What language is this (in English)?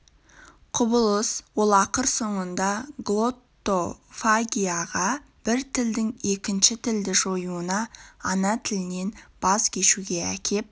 Kazakh